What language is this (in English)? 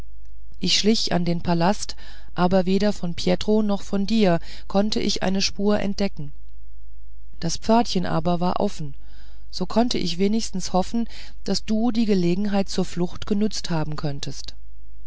German